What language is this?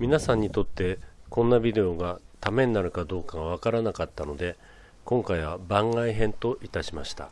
Japanese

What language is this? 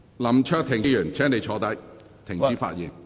Cantonese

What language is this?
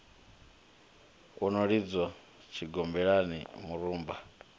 Venda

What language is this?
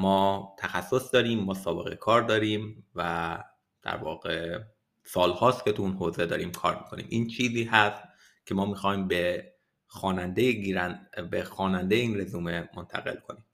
Persian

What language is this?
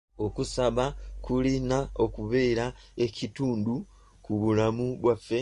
Ganda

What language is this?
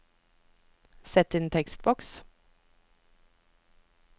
Norwegian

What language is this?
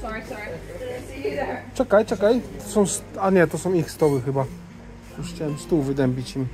Polish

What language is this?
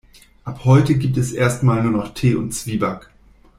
German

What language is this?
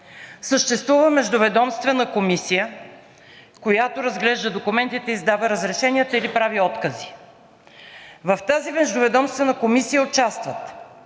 Bulgarian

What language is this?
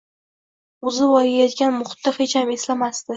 Uzbek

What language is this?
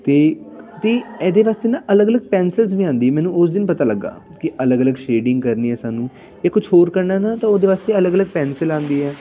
Punjabi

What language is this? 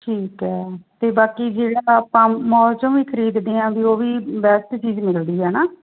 Punjabi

